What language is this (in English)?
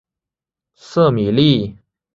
Chinese